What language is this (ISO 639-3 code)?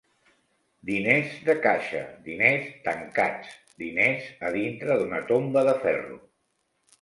cat